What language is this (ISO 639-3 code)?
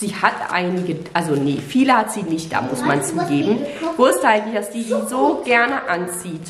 deu